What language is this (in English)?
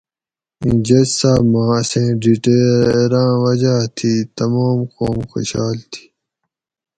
Gawri